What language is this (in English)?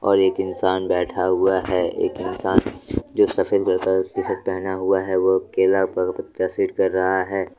Hindi